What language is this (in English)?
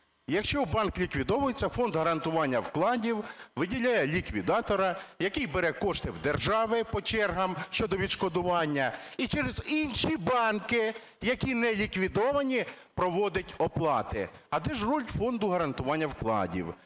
Ukrainian